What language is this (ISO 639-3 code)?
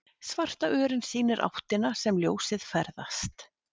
isl